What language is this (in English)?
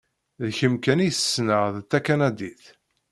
Kabyle